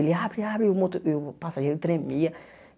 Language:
Portuguese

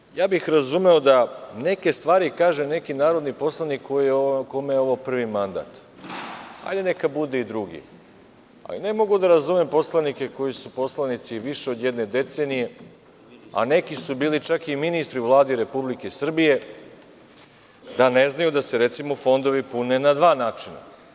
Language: Serbian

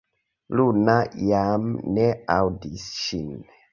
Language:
Esperanto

